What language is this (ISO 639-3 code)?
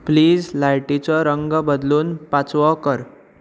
kok